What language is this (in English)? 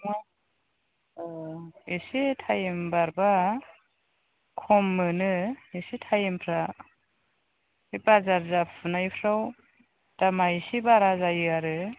Bodo